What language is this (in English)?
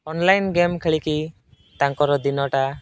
Odia